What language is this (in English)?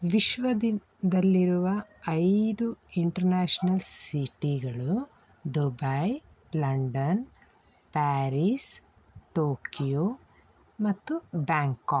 Kannada